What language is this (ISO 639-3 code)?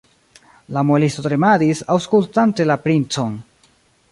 epo